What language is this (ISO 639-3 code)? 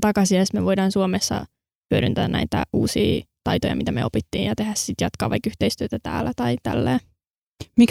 fin